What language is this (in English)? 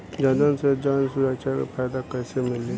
Bhojpuri